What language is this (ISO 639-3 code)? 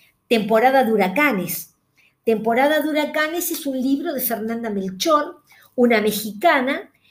spa